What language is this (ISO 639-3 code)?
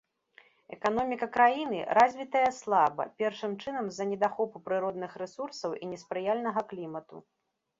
bel